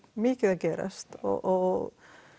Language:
Icelandic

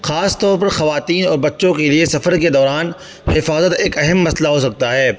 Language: Urdu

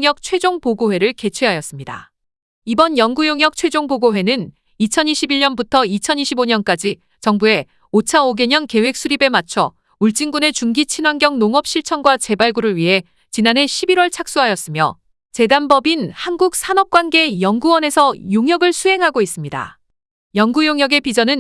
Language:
Korean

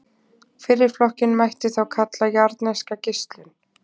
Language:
Icelandic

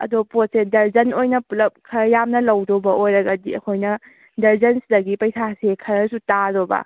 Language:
Manipuri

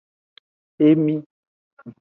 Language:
Aja (Benin)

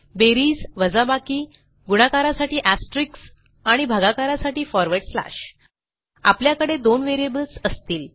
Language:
Marathi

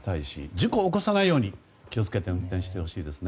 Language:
Japanese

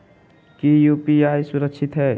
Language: Magahi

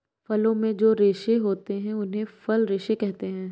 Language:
Hindi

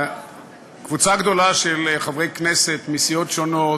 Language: Hebrew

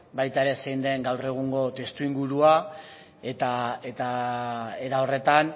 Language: Basque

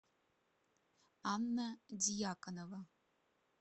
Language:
Russian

